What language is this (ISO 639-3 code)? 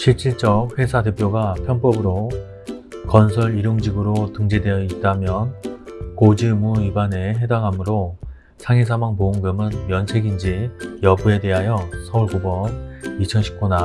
kor